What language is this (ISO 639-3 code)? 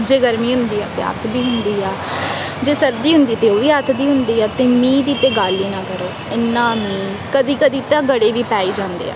pan